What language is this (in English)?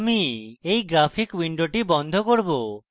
Bangla